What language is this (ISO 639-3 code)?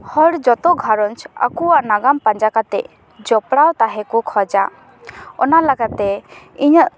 sat